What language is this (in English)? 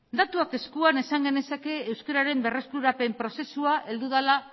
Basque